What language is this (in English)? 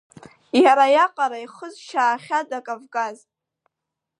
Abkhazian